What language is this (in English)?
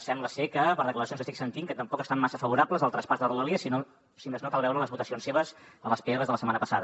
Catalan